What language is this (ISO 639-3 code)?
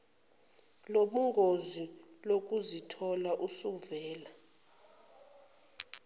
zul